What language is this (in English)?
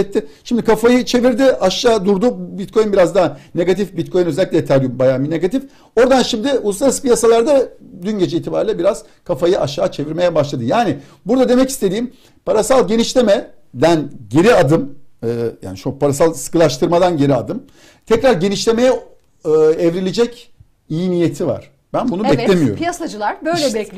Turkish